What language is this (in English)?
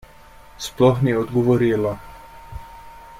Slovenian